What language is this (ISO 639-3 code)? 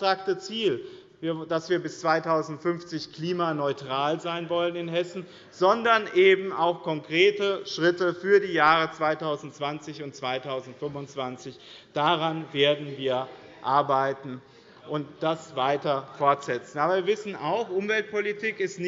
deu